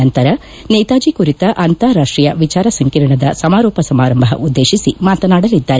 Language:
Kannada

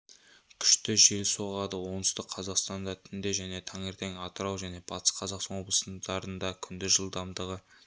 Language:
Kazakh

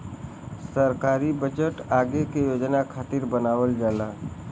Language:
Bhojpuri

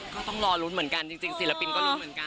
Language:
Thai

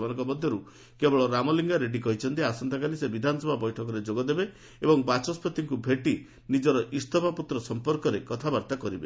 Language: Odia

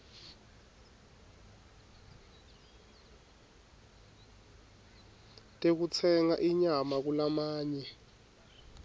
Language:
Swati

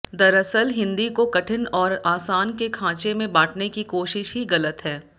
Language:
Hindi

